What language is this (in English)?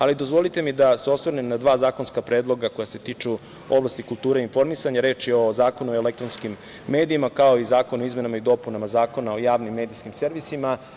Serbian